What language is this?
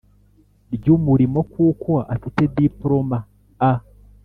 Kinyarwanda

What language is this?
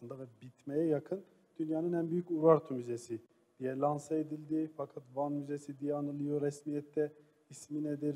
Turkish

